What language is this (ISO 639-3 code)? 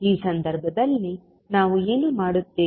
kan